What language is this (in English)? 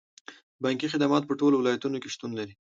Pashto